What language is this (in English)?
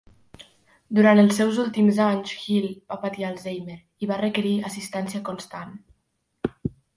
Catalan